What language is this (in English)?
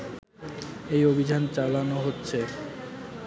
Bangla